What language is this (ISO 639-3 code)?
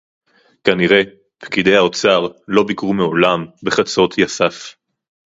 heb